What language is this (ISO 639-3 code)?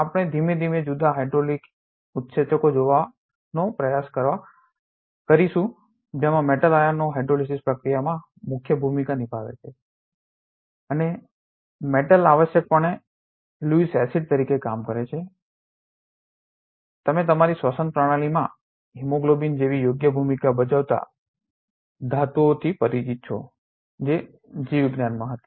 guj